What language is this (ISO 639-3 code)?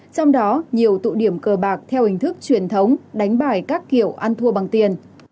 vie